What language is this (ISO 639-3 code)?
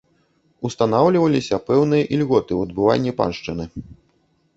bel